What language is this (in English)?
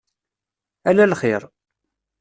Kabyle